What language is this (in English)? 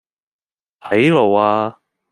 Cantonese